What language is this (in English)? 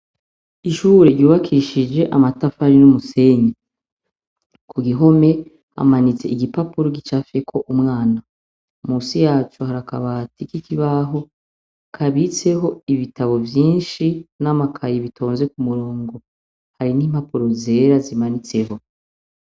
Rundi